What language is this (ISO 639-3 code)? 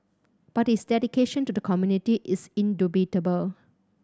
eng